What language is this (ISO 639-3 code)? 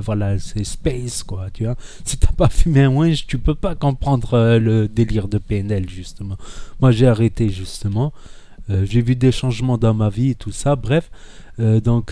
fra